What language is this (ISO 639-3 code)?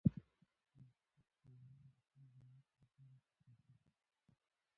pus